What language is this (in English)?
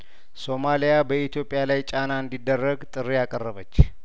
Amharic